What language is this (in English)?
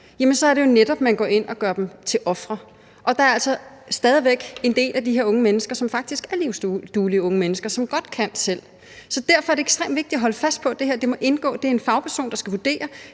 Danish